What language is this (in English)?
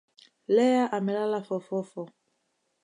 Swahili